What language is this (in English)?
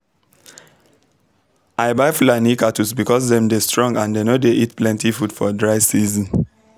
Nigerian Pidgin